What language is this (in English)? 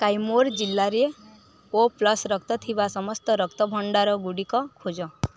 Odia